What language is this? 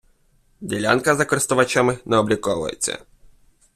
Ukrainian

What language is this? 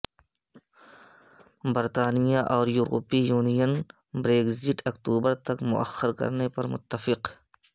Urdu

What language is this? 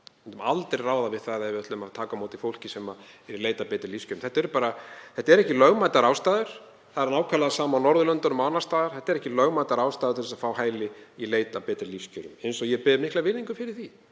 Icelandic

